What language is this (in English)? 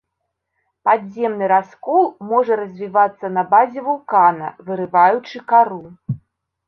Belarusian